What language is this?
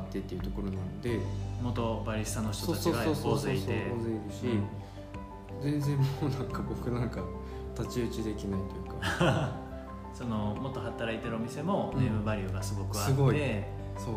Japanese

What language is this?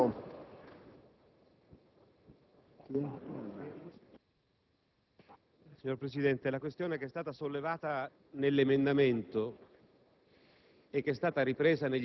Italian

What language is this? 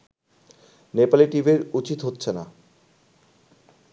Bangla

